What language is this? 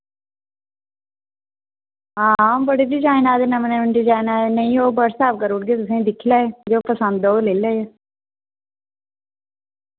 Dogri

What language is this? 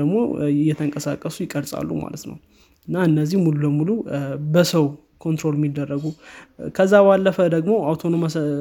Amharic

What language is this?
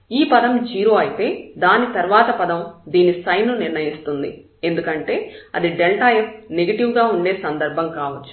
Telugu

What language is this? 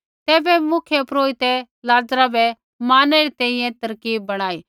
Kullu Pahari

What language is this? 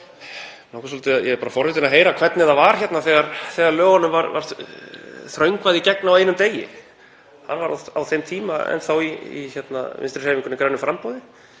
Icelandic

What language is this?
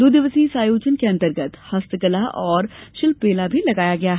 Hindi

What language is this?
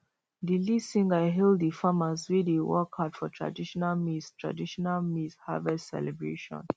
Nigerian Pidgin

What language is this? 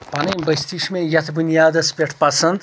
Kashmiri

